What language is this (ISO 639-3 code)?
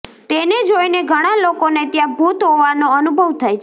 guj